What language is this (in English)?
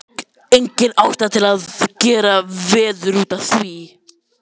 Icelandic